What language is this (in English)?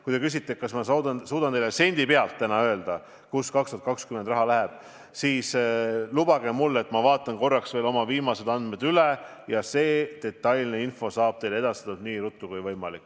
Estonian